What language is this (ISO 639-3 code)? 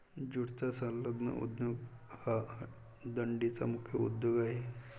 mar